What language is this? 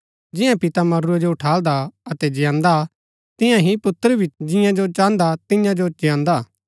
Gaddi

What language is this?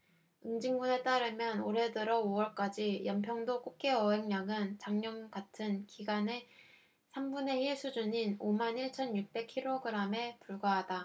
Korean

